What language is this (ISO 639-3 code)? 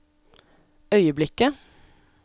nor